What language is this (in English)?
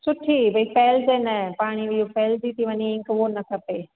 Sindhi